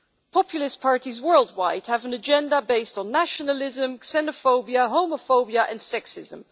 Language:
English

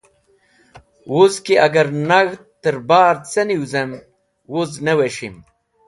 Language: Wakhi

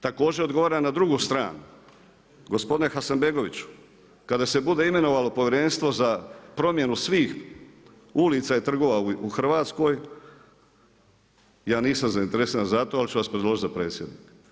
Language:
Croatian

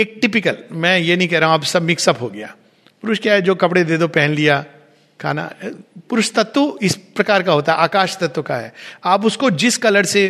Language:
Hindi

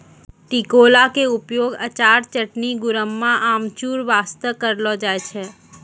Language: Maithili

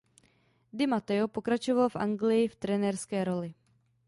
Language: Czech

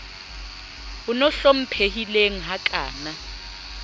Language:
Southern Sotho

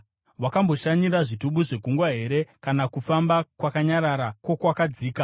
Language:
Shona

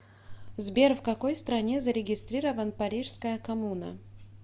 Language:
Russian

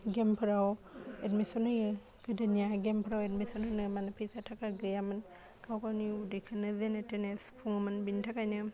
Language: Bodo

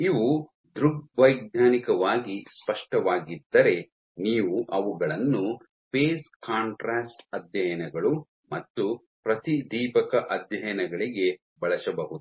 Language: Kannada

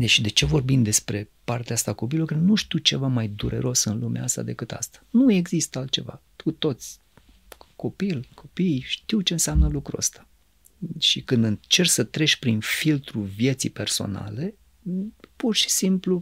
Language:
Romanian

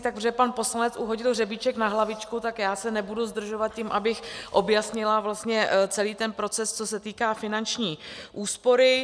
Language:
Czech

